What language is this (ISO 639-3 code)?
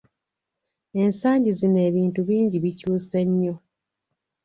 lug